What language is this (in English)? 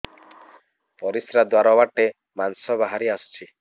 Odia